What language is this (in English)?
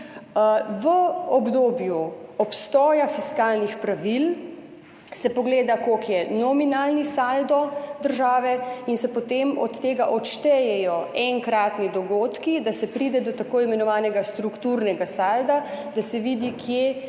Slovenian